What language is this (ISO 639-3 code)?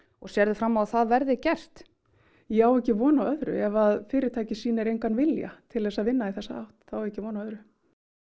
isl